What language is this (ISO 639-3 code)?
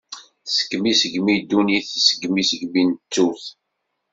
kab